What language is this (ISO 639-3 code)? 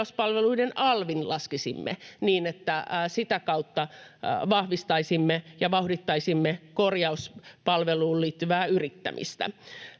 fin